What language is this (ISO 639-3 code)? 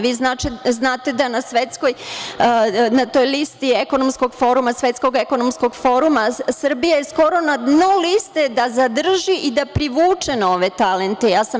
srp